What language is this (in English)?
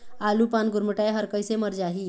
Chhattisgarhi